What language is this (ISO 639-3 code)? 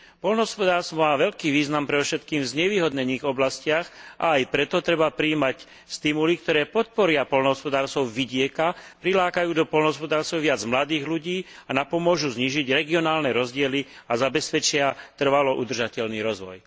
slk